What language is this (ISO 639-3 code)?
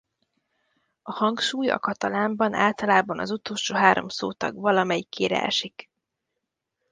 hun